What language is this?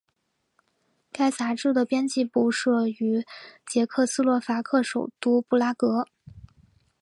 Chinese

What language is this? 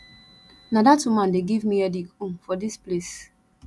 Nigerian Pidgin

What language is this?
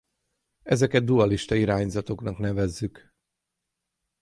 Hungarian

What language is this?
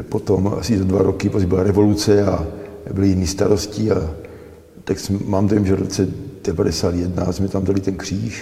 Czech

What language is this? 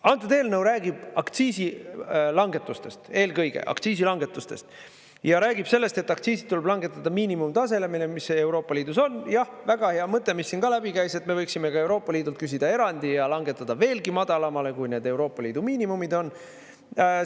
Estonian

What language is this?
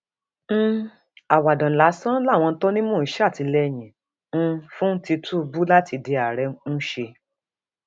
Yoruba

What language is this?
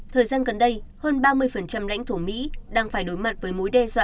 Vietnamese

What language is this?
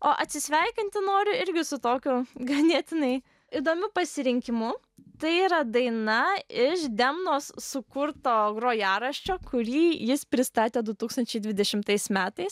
Lithuanian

